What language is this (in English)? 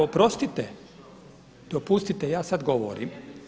Croatian